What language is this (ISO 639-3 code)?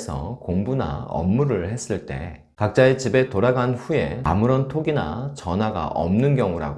kor